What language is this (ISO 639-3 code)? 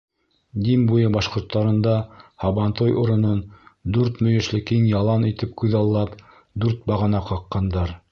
bak